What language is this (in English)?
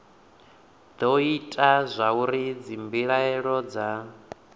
Venda